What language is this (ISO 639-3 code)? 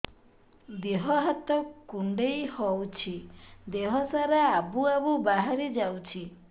ori